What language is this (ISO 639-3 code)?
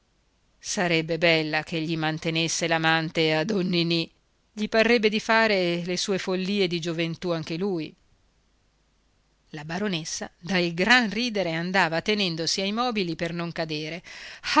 ita